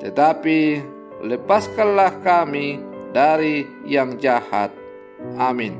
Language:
Indonesian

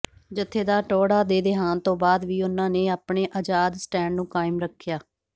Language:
Punjabi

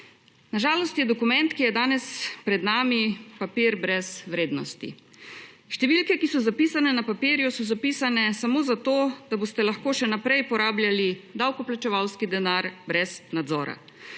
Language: Slovenian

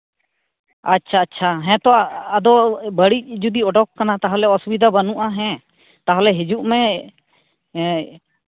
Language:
Santali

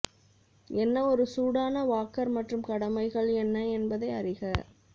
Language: Tamil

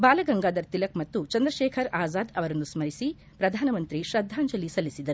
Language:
Kannada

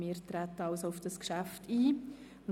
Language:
Swiss German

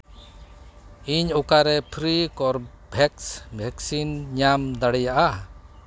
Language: Santali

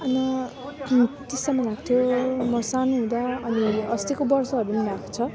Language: Nepali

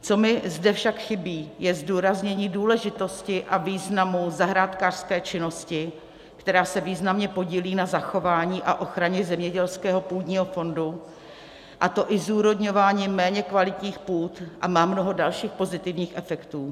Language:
Czech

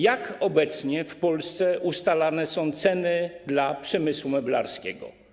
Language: Polish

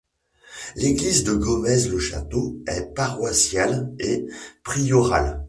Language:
French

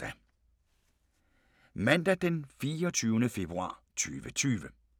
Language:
Danish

